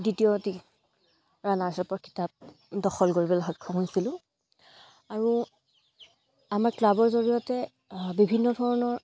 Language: Assamese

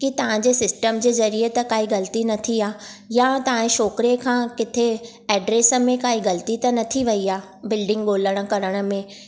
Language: Sindhi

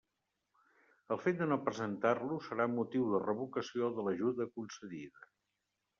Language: Catalan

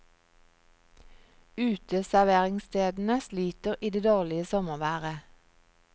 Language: Norwegian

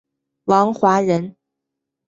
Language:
Chinese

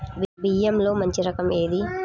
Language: Telugu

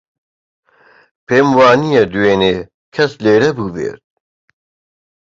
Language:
Central Kurdish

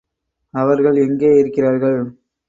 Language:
Tamil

